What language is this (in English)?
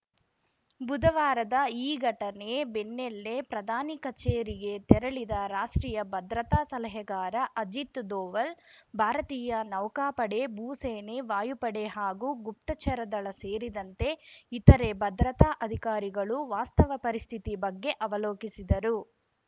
Kannada